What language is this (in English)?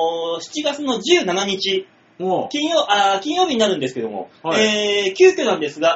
Japanese